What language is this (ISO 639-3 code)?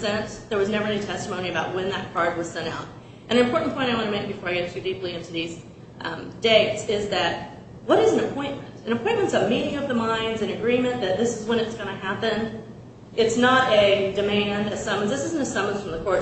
eng